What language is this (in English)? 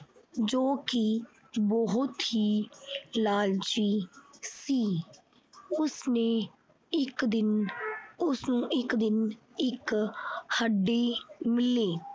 Punjabi